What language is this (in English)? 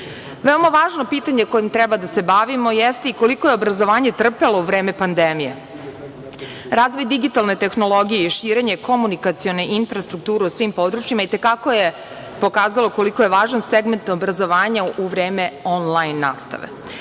Serbian